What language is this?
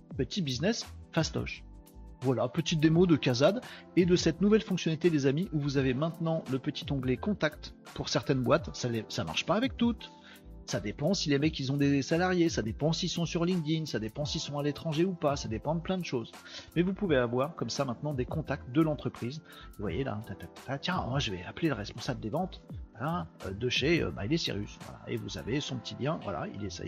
French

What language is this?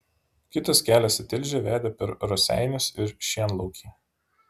Lithuanian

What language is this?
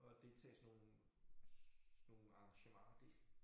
Danish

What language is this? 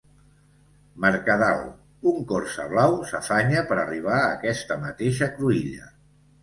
Catalan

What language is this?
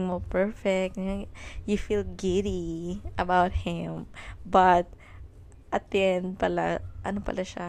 Filipino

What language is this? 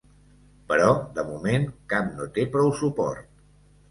Catalan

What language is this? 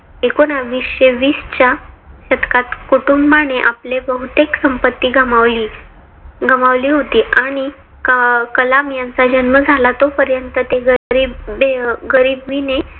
Marathi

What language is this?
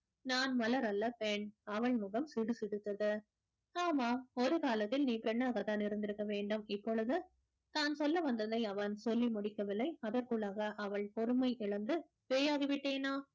Tamil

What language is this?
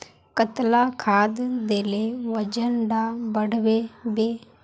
Magahi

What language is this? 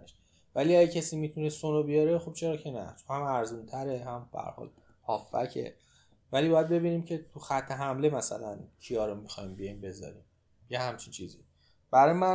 Persian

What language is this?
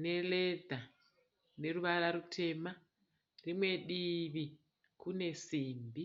Shona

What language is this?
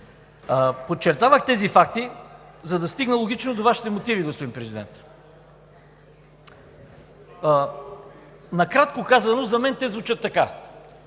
Bulgarian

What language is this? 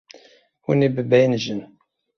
Kurdish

